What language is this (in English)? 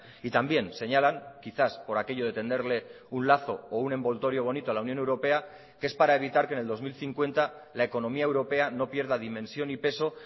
Spanish